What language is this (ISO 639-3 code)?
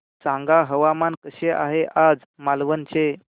mar